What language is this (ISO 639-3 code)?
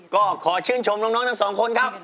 tha